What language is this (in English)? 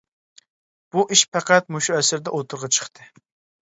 Uyghur